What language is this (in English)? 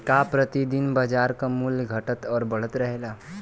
Bhojpuri